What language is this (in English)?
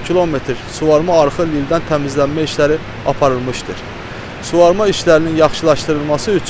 Turkish